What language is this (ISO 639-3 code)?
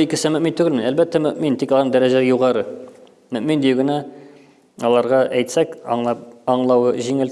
tur